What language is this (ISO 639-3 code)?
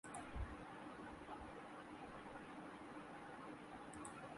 urd